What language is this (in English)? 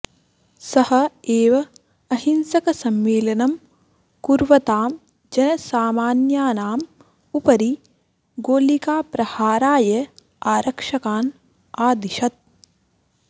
Sanskrit